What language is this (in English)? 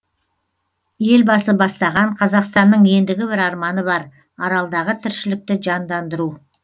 Kazakh